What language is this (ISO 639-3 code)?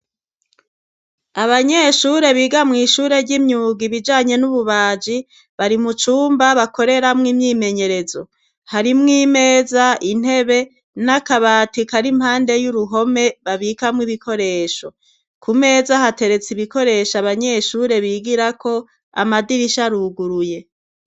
run